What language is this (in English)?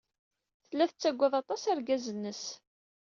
Kabyle